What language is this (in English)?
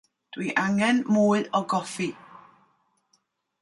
Welsh